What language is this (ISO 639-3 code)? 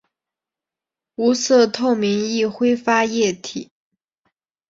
zho